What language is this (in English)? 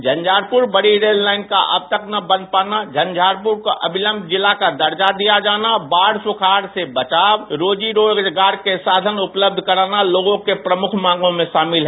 Hindi